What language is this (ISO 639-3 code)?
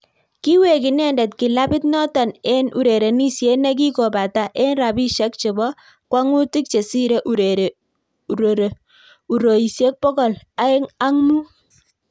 kln